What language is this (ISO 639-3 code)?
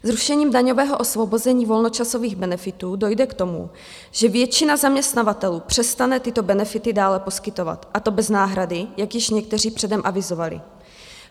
ces